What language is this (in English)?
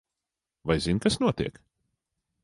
Latvian